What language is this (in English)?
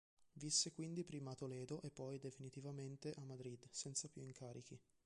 Italian